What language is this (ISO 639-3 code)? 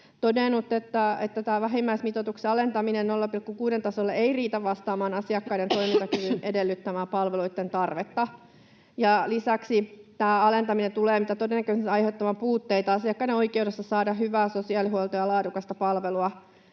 fin